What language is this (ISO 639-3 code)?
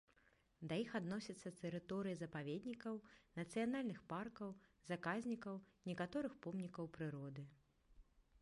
bel